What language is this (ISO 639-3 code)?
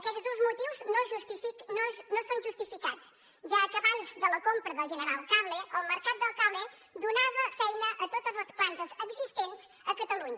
cat